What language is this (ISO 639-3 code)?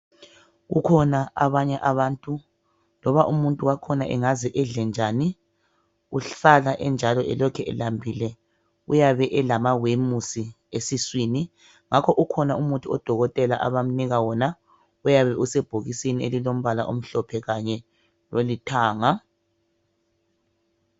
nde